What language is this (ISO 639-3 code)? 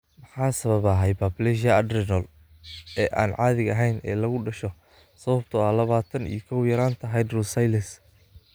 som